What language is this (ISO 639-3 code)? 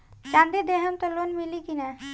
bho